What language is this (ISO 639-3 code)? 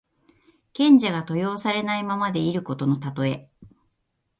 jpn